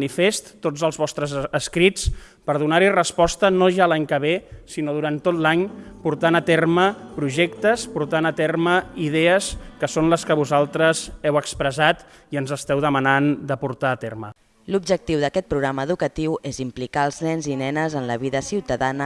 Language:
Spanish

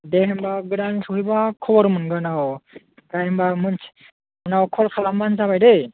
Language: Bodo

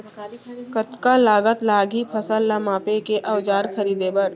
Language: Chhattisgarhi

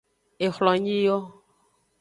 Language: Aja (Benin)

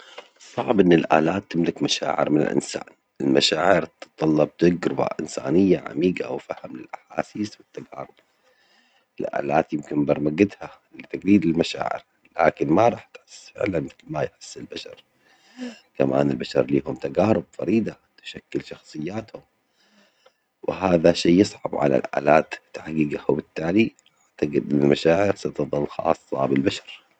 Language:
Omani Arabic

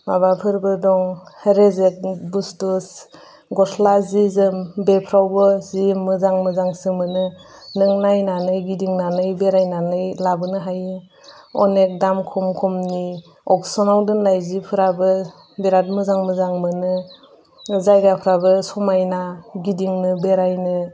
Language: Bodo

